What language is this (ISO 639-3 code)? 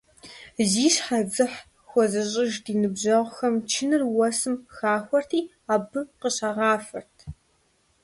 kbd